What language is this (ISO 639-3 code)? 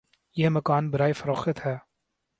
urd